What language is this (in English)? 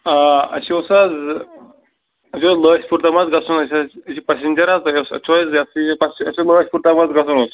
Kashmiri